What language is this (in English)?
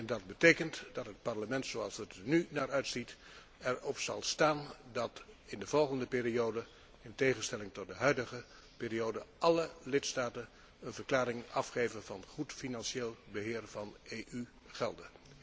Dutch